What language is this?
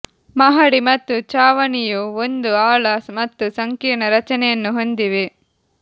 Kannada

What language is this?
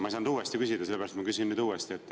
Estonian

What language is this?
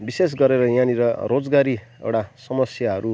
Nepali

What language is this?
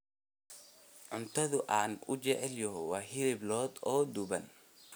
Somali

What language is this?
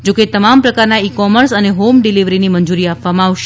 Gujarati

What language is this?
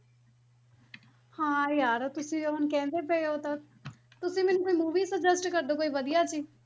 Punjabi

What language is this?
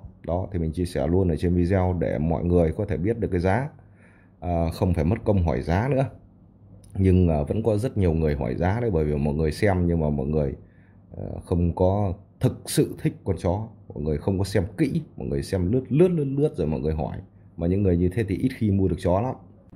Vietnamese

